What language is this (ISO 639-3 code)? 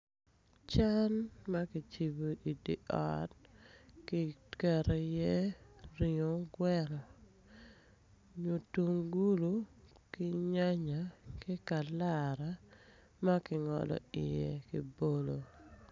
ach